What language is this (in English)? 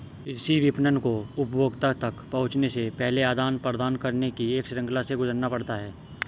Hindi